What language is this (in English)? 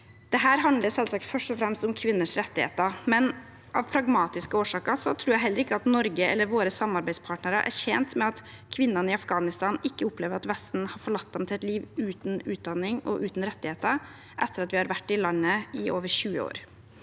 Norwegian